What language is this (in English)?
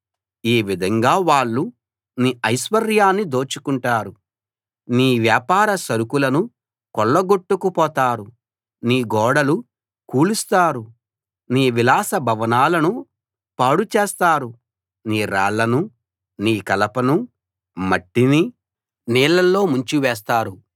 Telugu